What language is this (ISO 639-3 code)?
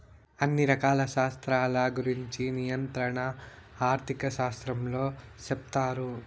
tel